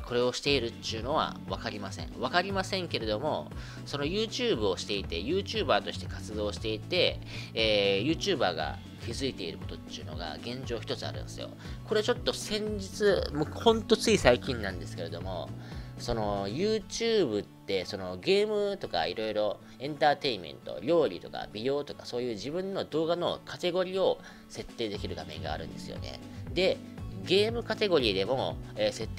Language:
Japanese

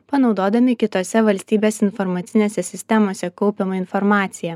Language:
Lithuanian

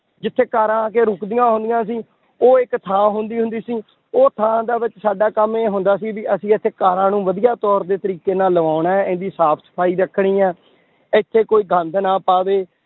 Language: Punjabi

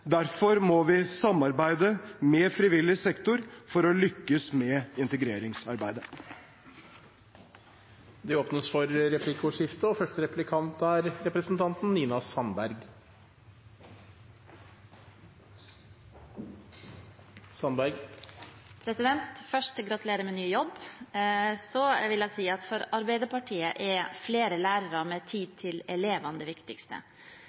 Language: Norwegian Bokmål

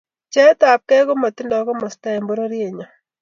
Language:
Kalenjin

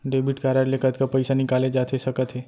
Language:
Chhattisgarhi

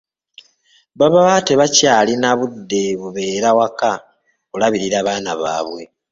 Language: Ganda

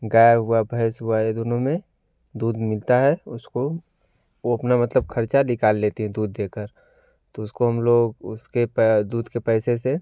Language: Hindi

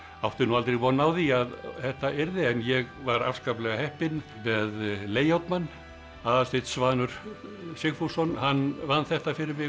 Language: Icelandic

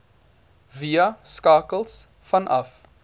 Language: Afrikaans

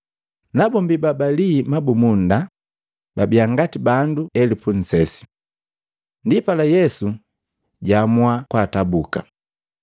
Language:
Matengo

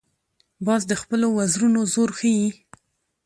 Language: Pashto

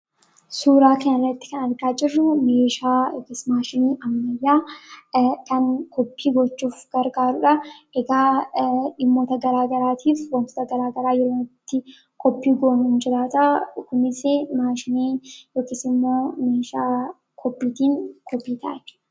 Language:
Oromo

